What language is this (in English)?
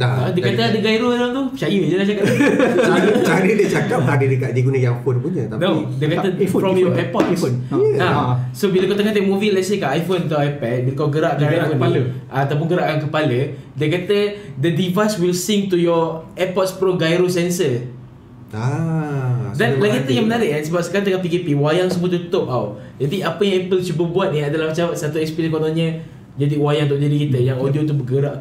Malay